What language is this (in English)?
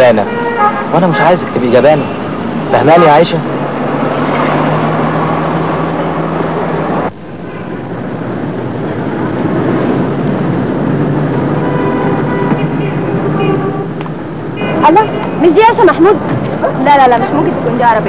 Arabic